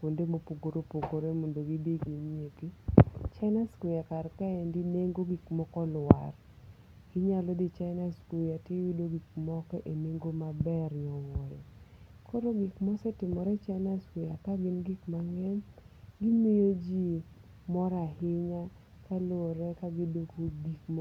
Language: Luo (Kenya and Tanzania)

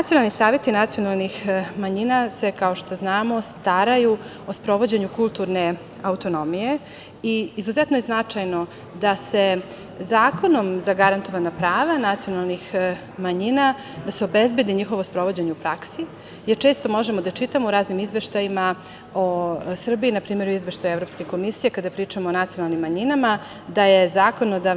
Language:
Serbian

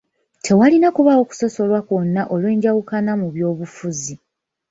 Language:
Ganda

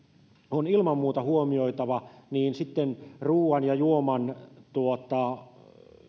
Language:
Finnish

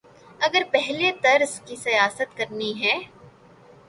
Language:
Urdu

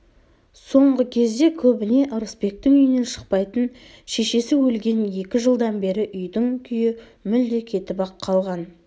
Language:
Kazakh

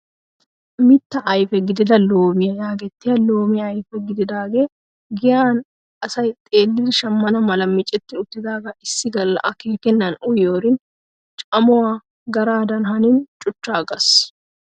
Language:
Wolaytta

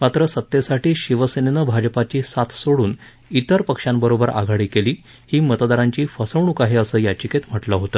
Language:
Marathi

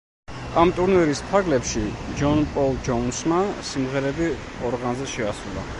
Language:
Georgian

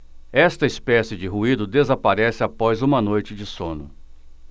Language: Portuguese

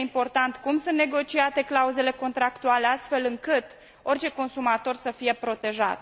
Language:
Romanian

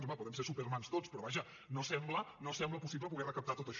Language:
Catalan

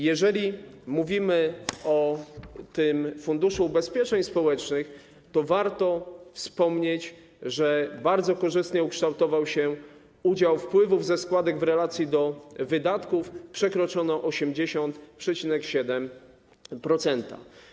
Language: Polish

